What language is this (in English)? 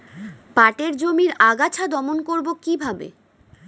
Bangla